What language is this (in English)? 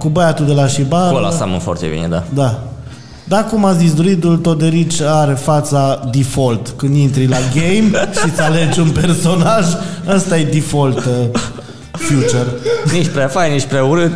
Romanian